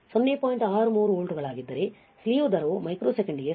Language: Kannada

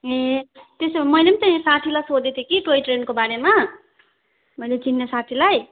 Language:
Nepali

